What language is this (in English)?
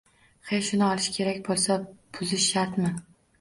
Uzbek